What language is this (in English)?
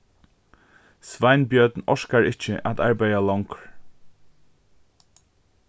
Faroese